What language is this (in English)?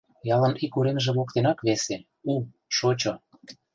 Mari